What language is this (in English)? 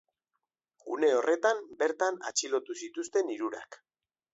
Basque